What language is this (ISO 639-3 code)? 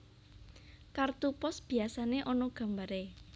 jav